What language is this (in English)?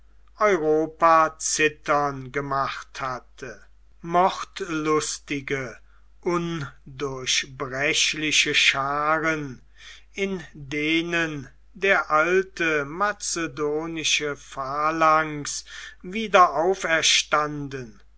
German